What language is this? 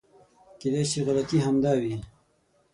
Pashto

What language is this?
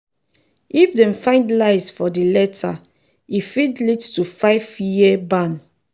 Nigerian Pidgin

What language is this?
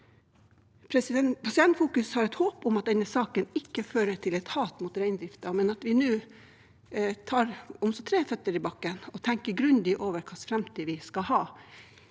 Norwegian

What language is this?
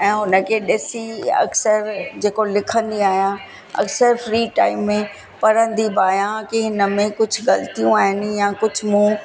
Sindhi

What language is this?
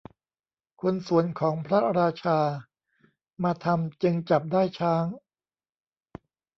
Thai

